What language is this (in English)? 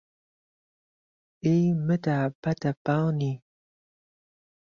Central Kurdish